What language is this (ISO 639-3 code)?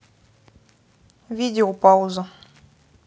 rus